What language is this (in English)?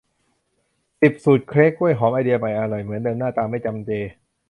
Thai